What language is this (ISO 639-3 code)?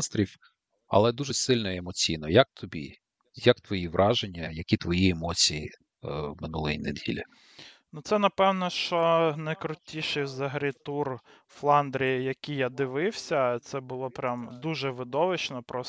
ukr